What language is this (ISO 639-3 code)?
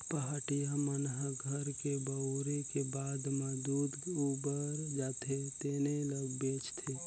hne